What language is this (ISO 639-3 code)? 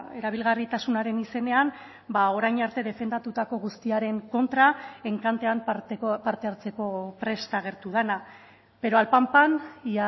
eus